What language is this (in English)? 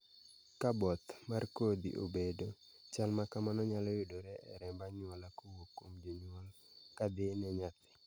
Luo (Kenya and Tanzania)